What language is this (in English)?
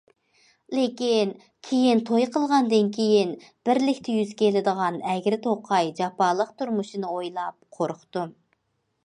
Uyghur